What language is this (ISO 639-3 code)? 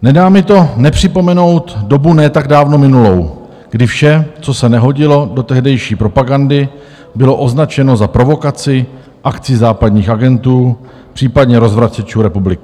ces